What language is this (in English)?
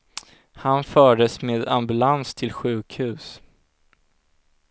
Swedish